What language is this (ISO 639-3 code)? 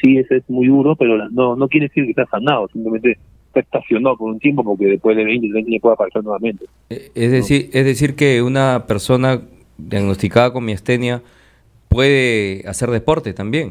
spa